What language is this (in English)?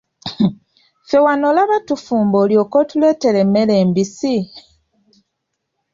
Ganda